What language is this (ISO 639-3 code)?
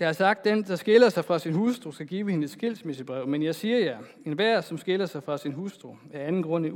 dan